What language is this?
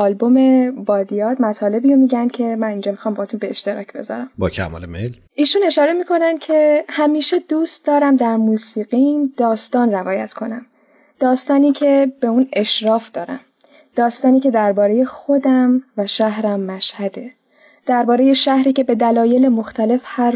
Persian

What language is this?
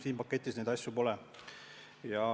Estonian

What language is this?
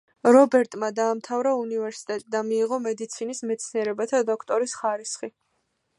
Georgian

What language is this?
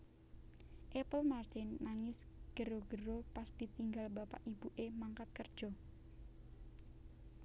Javanese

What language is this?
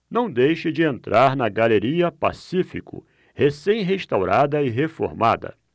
Portuguese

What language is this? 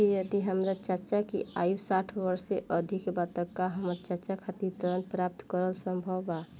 Bhojpuri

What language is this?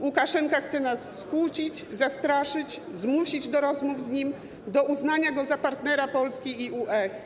Polish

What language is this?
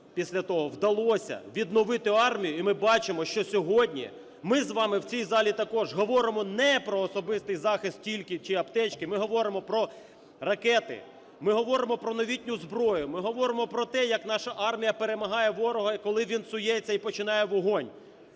Ukrainian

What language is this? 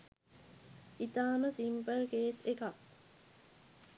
Sinhala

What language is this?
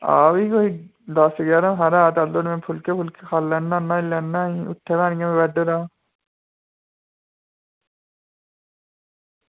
Dogri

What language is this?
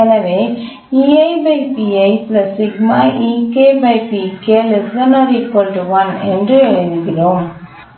Tamil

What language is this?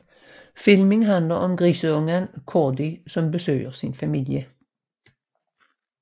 Danish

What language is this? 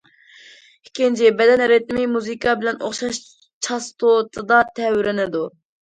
Uyghur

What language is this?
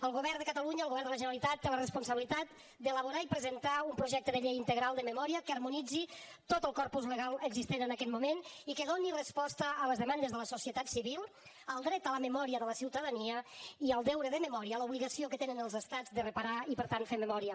Catalan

